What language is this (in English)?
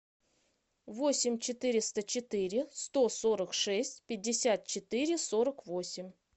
Russian